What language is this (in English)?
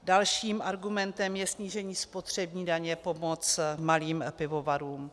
Czech